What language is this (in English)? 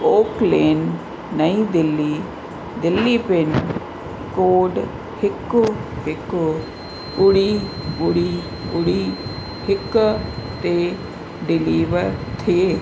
Sindhi